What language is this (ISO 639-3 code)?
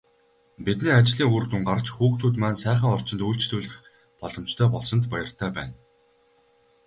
mon